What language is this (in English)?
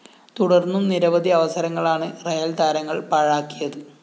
Malayalam